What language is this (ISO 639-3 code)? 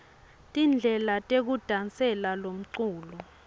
ssw